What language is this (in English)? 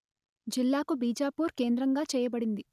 Telugu